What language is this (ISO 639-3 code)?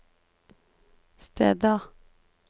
nor